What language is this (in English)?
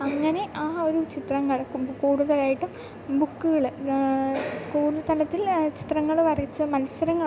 Malayalam